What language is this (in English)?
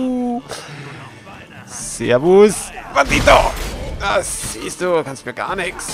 German